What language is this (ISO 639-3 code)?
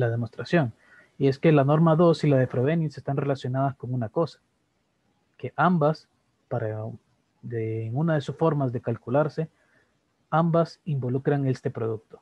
spa